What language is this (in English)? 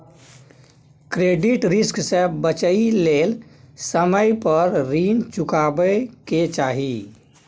Maithili